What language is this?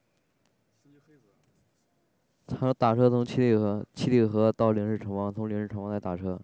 Chinese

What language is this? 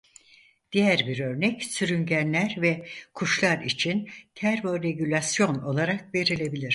Turkish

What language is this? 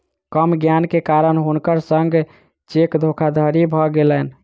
Maithili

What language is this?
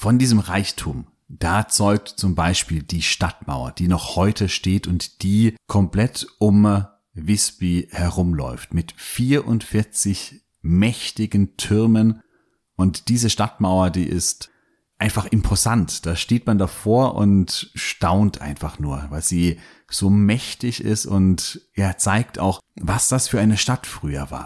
German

